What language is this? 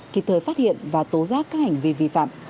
Vietnamese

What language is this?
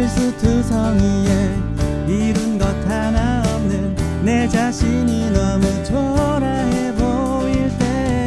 Korean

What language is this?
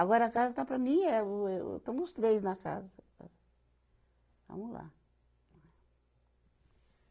Portuguese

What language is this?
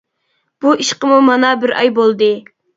Uyghur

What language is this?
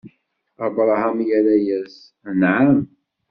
Kabyle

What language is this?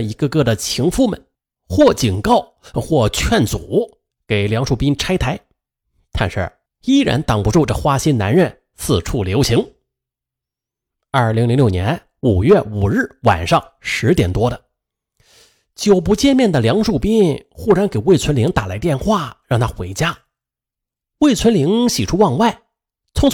Chinese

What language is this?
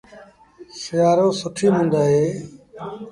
Sindhi Bhil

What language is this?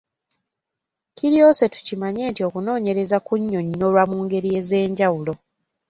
Ganda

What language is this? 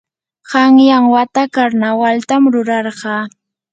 Yanahuanca Pasco Quechua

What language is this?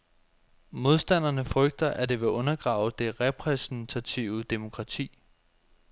Danish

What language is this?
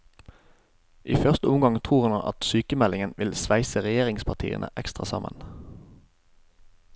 Norwegian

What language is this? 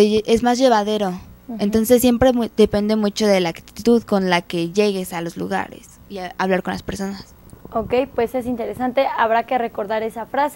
Spanish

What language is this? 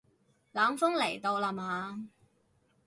Cantonese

